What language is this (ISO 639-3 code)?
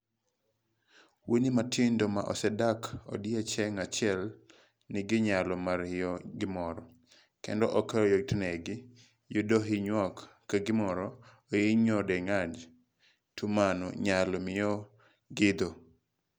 luo